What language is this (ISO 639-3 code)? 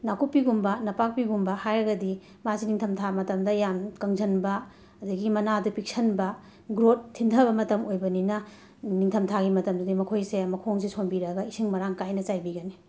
mni